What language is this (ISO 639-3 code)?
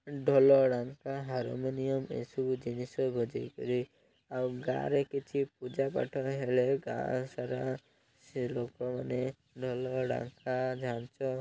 ori